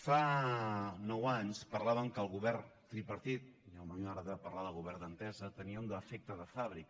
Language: Catalan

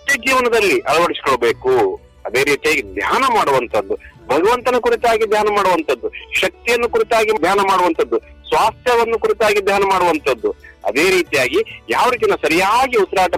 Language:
Kannada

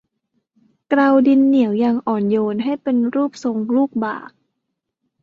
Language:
Thai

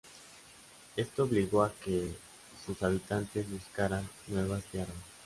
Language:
Spanish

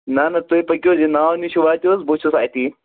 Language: Kashmiri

